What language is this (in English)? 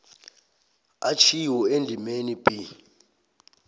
South Ndebele